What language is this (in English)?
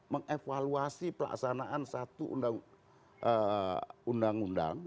Indonesian